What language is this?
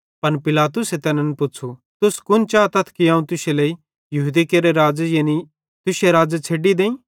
Bhadrawahi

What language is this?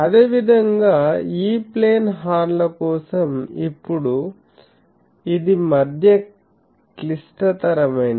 Telugu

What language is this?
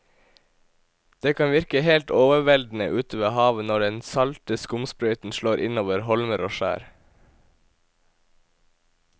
Norwegian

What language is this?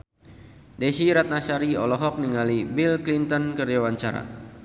Sundanese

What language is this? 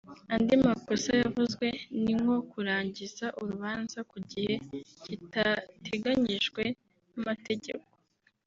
Kinyarwanda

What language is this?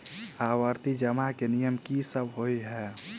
Maithili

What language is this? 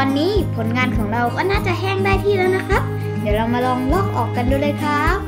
Thai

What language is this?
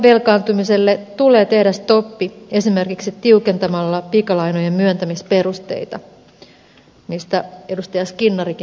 Finnish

